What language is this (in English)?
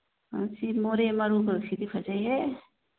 Manipuri